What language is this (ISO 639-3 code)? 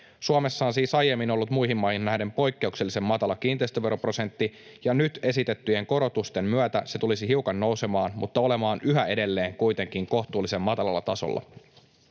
fin